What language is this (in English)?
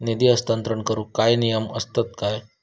Marathi